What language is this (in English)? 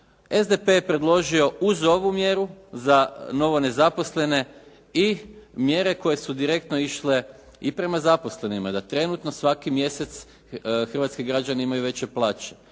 Croatian